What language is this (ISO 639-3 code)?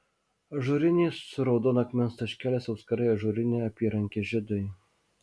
lit